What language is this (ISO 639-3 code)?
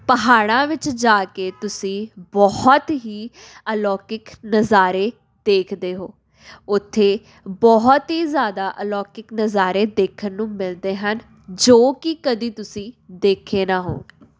pan